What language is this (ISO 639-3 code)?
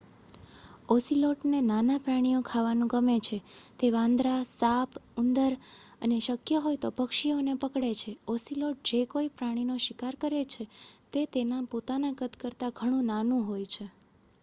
guj